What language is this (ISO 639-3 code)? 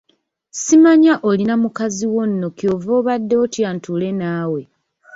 lug